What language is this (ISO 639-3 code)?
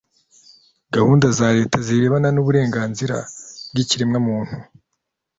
kin